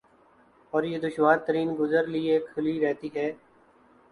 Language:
Urdu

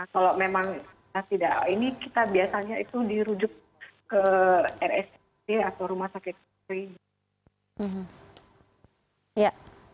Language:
Indonesian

